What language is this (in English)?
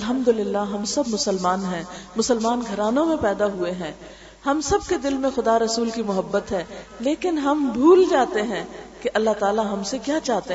Urdu